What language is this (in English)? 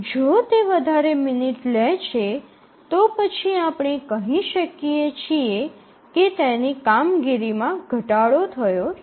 Gujarati